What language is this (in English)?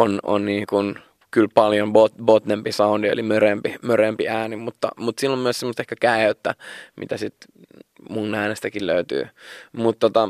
Finnish